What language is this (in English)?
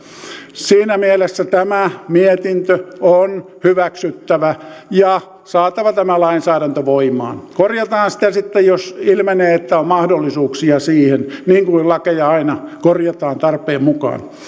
Finnish